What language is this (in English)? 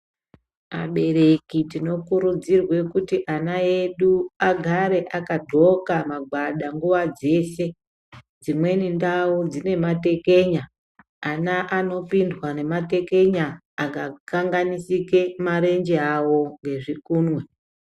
Ndau